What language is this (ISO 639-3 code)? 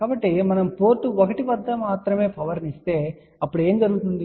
tel